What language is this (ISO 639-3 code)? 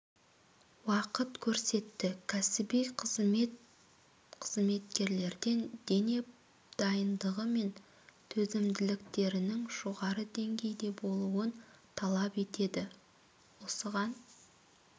kaz